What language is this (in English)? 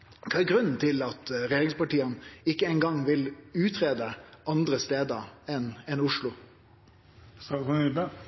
Norwegian Nynorsk